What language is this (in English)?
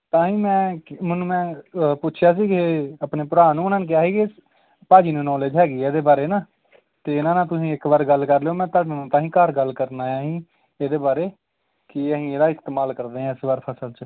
Punjabi